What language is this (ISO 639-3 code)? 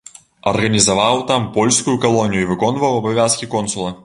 bel